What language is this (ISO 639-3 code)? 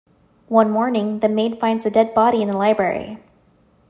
eng